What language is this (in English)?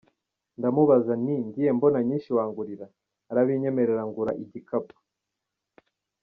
Kinyarwanda